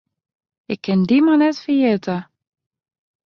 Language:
Western Frisian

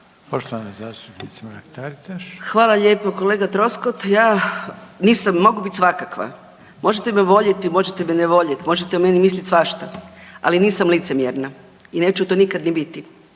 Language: Croatian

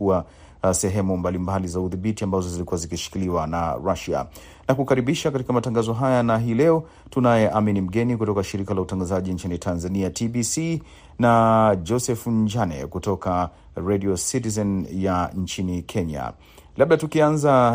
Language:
Swahili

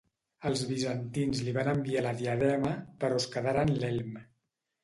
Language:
Catalan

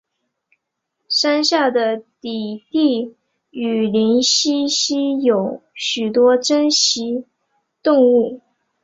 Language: Chinese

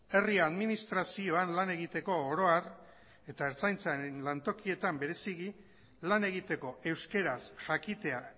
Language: Basque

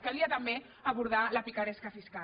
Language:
Catalan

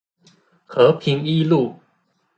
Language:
Chinese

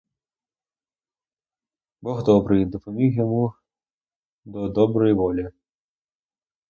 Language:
Ukrainian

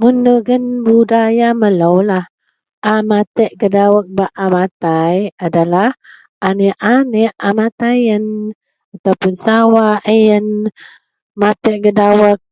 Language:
Central Melanau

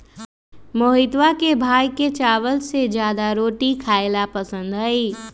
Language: Magahi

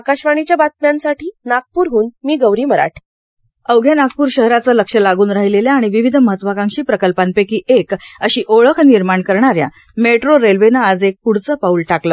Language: Marathi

